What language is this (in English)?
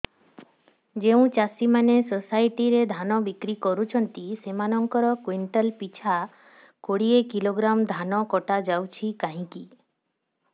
Odia